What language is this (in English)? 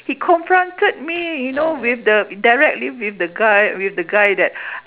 English